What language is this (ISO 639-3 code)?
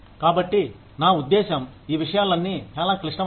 tel